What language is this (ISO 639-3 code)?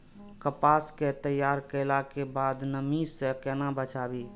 mai